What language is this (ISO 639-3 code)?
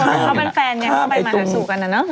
tha